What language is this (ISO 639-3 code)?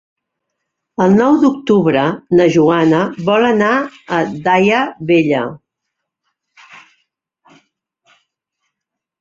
cat